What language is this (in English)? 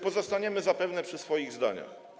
Polish